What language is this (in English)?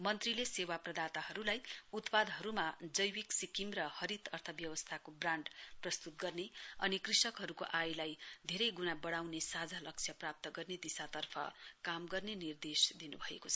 Nepali